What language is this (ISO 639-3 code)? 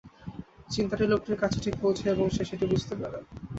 ben